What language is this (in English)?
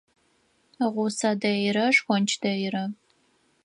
Adyghe